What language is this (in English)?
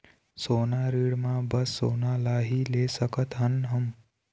Chhattisgarhi